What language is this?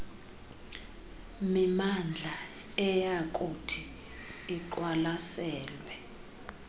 Xhosa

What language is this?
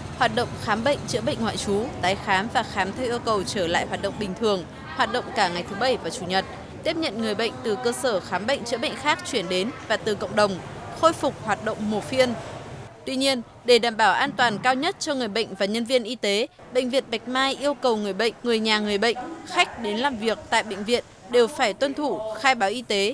Vietnamese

